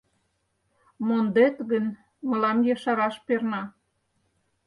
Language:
Mari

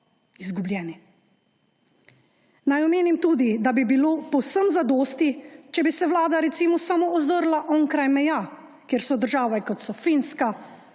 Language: Slovenian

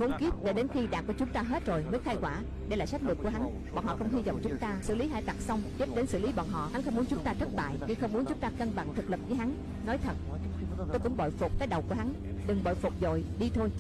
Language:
Vietnamese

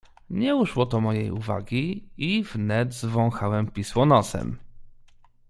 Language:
Polish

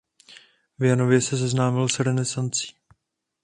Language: Czech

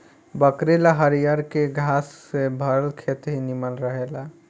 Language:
Bhojpuri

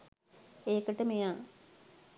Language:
Sinhala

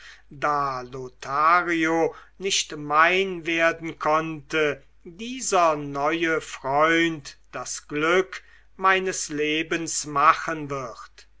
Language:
German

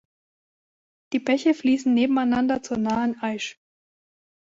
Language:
German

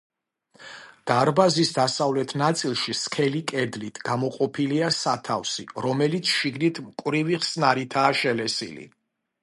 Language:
Georgian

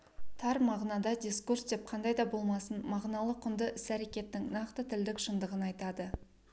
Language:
Kazakh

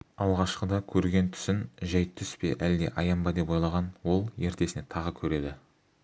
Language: Kazakh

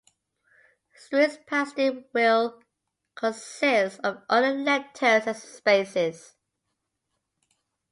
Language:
English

